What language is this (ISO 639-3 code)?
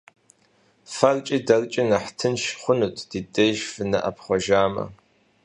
kbd